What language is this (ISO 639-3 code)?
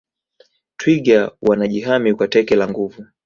swa